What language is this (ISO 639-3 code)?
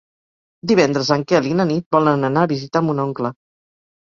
cat